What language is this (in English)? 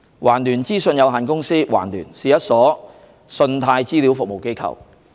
Cantonese